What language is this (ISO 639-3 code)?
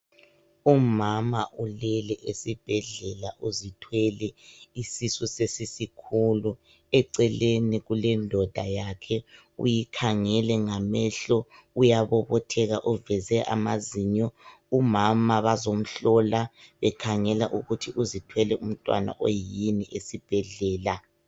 nde